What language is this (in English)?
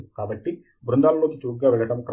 Telugu